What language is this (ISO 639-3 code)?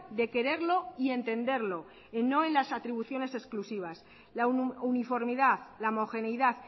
spa